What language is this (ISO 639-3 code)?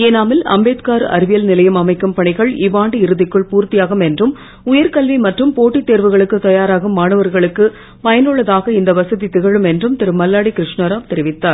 tam